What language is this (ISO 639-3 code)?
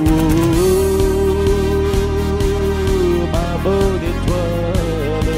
fra